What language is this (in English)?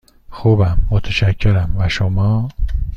Persian